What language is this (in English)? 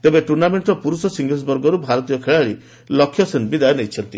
Odia